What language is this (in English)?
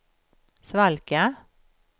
Swedish